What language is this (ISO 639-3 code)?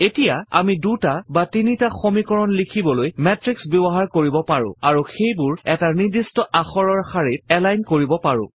asm